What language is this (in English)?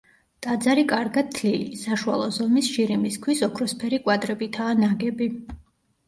Georgian